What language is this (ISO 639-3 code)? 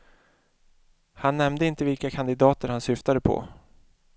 swe